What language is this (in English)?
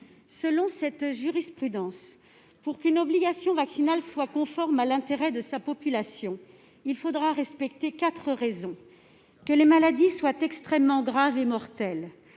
French